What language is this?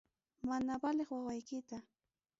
Ayacucho Quechua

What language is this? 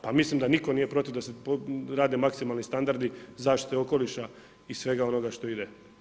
Croatian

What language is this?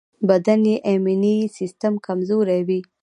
Pashto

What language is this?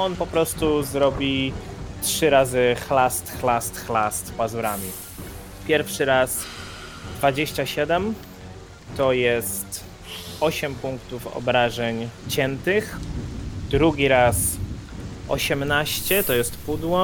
Polish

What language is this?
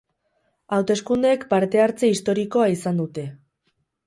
Basque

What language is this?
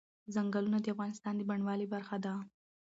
Pashto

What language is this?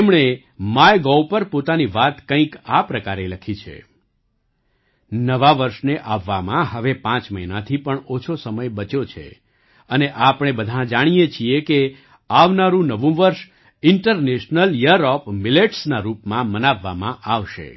Gujarati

